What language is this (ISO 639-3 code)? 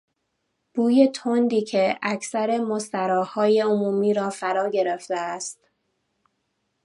fas